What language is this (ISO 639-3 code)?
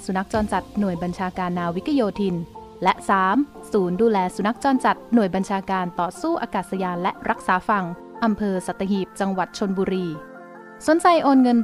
tha